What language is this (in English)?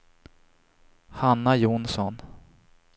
Swedish